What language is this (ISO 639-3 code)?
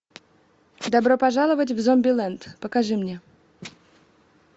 rus